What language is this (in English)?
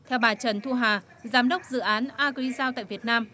Vietnamese